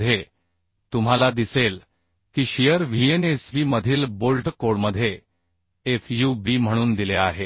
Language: Marathi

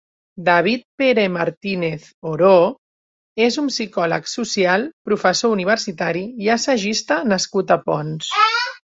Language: Catalan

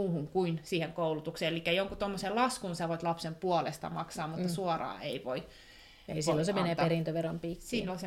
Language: Finnish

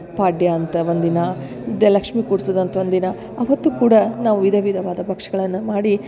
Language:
Kannada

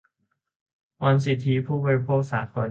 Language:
Thai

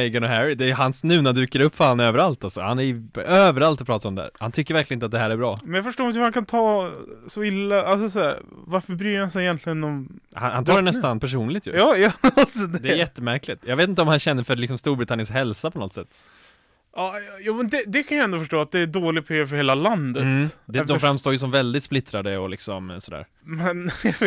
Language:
Swedish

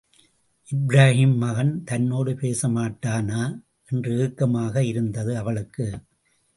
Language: Tamil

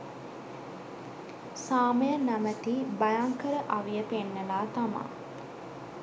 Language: Sinhala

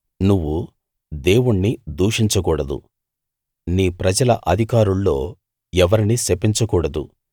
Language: Telugu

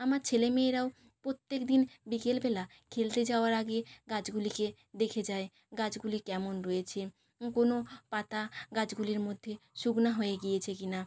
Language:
Bangla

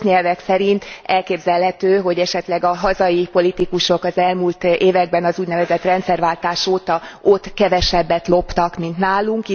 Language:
Hungarian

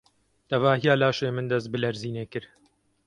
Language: Kurdish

